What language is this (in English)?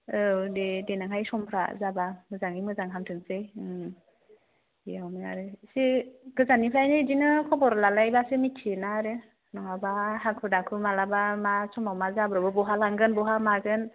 Bodo